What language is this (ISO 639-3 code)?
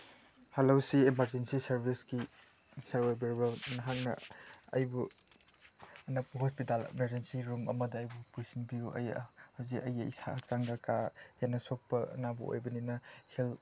mni